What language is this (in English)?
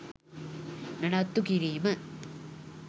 Sinhala